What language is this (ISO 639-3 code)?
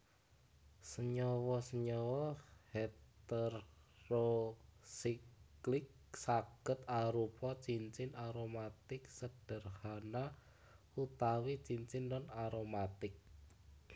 jav